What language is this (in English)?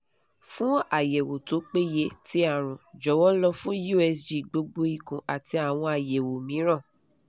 Yoruba